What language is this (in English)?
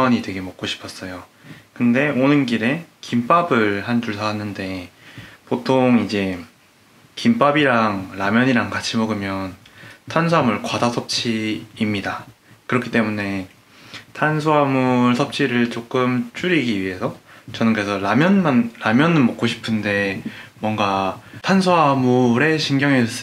Korean